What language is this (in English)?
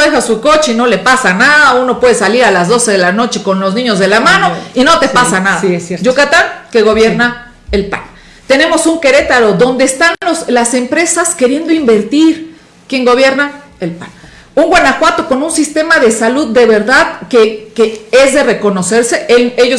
Spanish